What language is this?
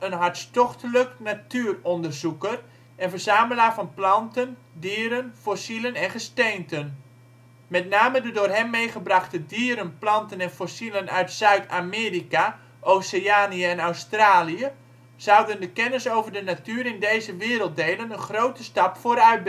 Dutch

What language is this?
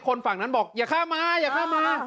Thai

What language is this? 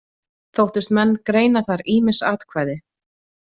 Icelandic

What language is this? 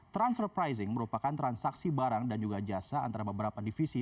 Indonesian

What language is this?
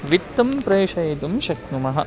Sanskrit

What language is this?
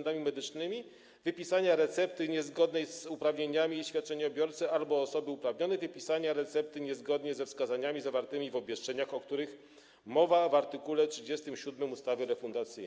Polish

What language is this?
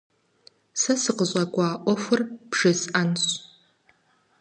Kabardian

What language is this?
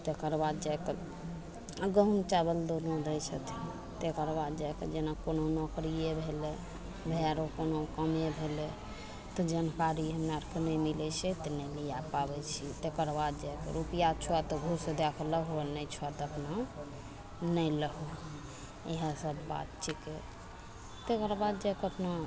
Maithili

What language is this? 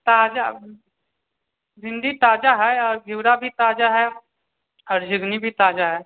Maithili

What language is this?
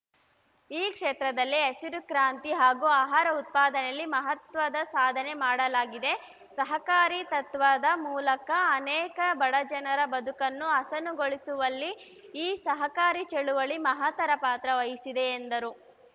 Kannada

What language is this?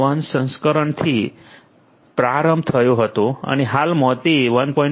Gujarati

